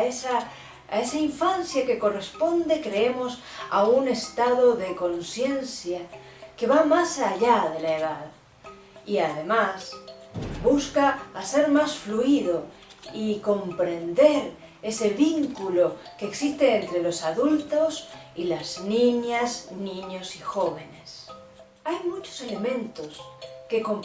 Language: Spanish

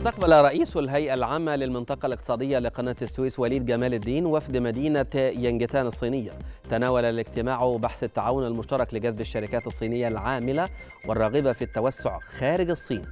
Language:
Arabic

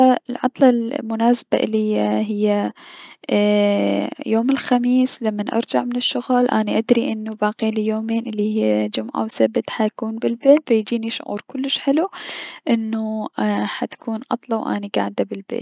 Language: Mesopotamian Arabic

